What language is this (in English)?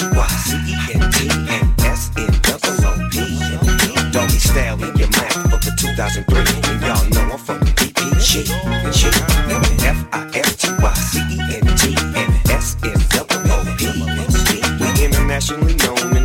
English